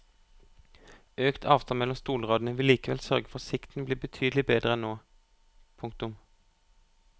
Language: Norwegian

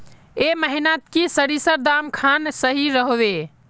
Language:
Magahi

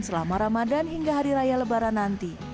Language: Indonesian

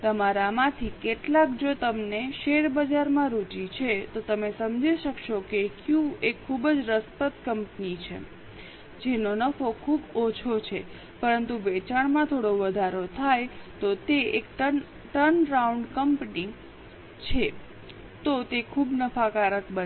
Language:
Gujarati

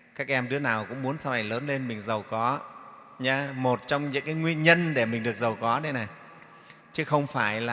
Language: Vietnamese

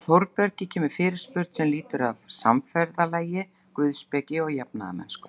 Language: Icelandic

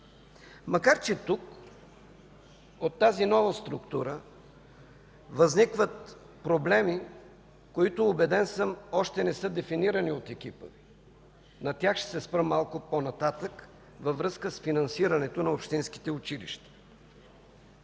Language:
Bulgarian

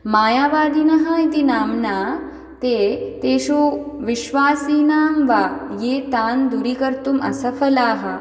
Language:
Sanskrit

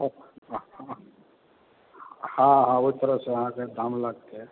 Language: Maithili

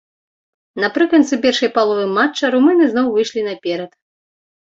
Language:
Belarusian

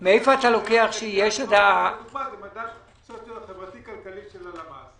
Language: Hebrew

